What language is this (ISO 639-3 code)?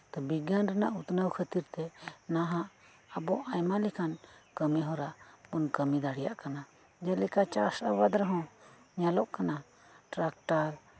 sat